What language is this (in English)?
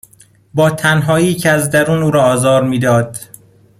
Persian